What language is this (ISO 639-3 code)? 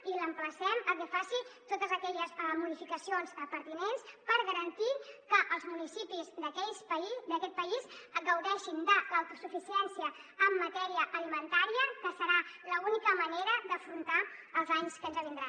cat